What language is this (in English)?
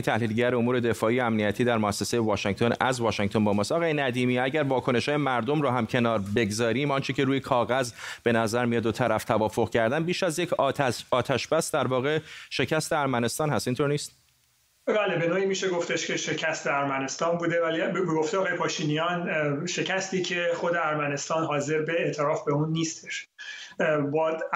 Persian